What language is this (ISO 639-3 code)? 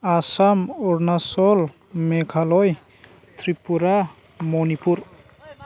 brx